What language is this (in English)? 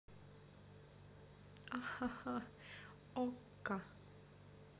Russian